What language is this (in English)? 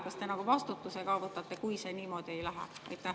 Estonian